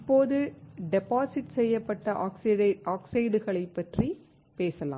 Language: Tamil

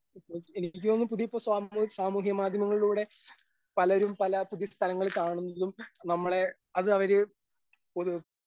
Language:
Malayalam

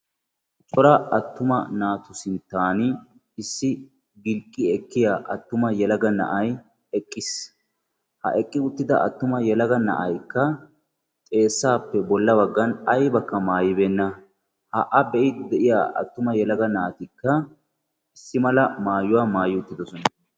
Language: Wolaytta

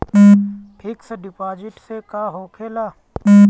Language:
Bhojpuri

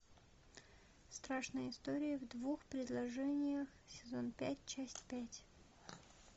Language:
Russian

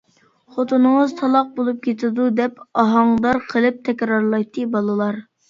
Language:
Uyghur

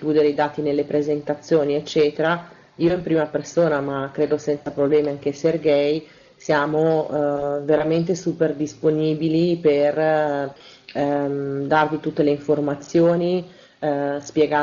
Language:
Italian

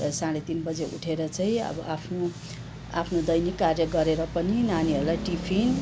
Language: Nepali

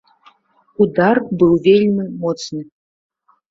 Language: Belarusian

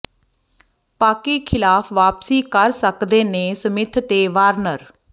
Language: Punjabi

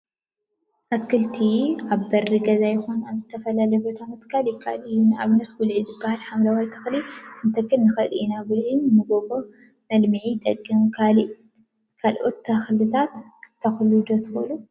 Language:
Tigrinya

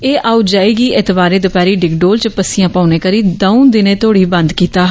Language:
Dogri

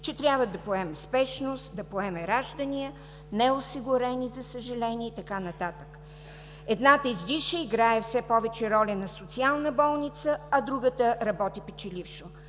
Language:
Bulgarian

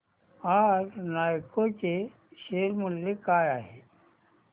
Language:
Marathi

